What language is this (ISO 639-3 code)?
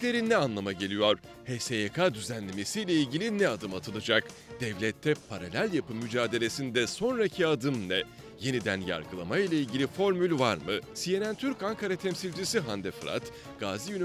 tur